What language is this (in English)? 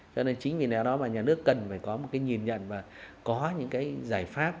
Vietnamese